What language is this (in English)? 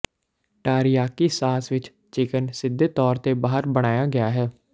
Punjabi